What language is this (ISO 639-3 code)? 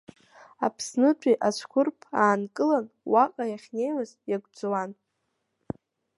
abk